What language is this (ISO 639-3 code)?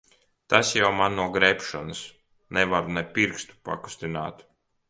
lav